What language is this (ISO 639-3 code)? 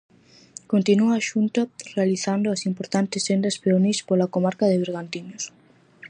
glg